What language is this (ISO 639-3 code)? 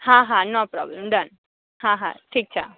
guj